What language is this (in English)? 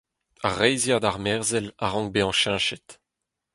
Breton